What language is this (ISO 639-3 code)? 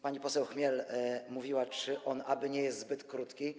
pol